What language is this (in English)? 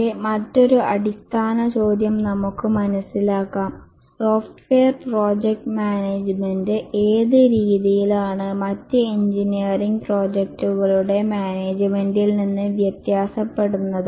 Malayalam